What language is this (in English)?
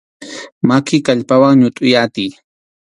Arequipa-La Unión Quechua